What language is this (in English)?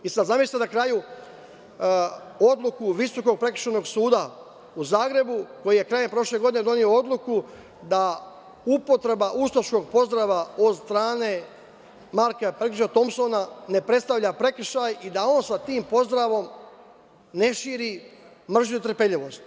Serbian